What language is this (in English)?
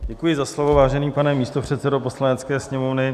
Czech